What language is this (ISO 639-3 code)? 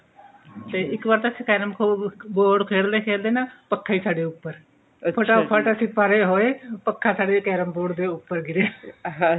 pan